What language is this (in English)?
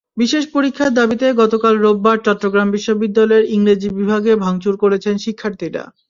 Bangla